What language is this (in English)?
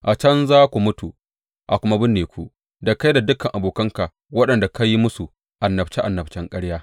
Hausa